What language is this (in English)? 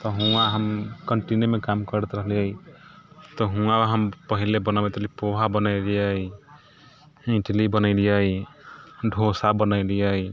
Maithili